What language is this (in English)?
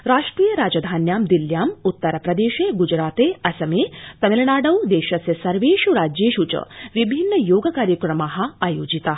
Sanskrit